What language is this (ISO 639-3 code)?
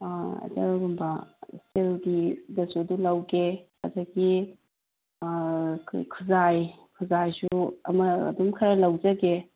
mni